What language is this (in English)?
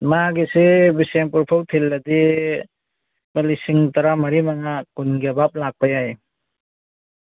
Manipuri